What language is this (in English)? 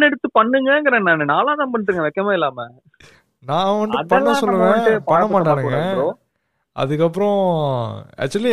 Tamil